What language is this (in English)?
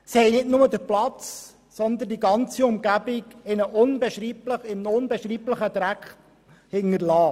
Swiss German